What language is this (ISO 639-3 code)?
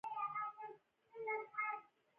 pus